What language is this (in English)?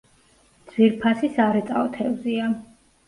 Georgian